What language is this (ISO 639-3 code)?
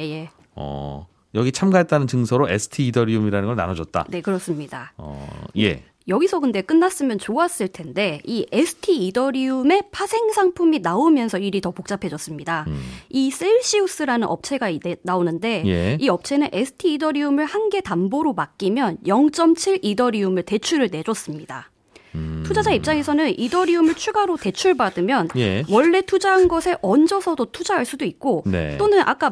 kor